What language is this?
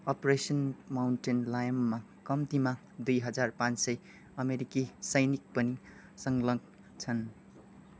Nepali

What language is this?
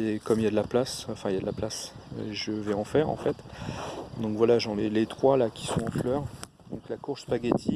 French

